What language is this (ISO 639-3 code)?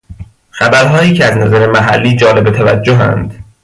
fas